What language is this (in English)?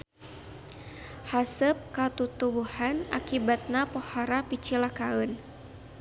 Sundanese